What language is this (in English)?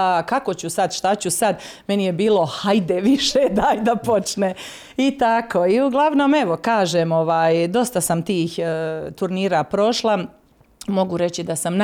Croatian